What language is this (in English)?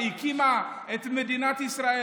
Hebrew